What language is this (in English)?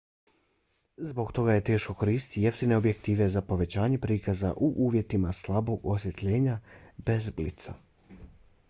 Bosnian